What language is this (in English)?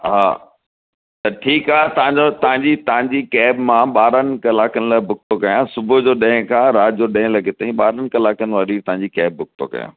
Sindhi